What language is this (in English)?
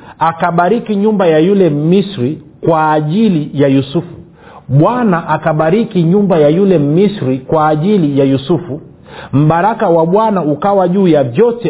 Swahili